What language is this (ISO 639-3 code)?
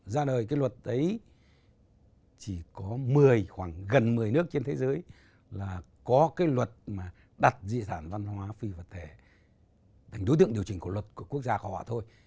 vie